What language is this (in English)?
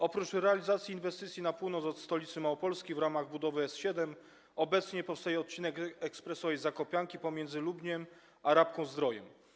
Polish